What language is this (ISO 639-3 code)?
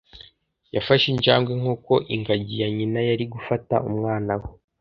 kin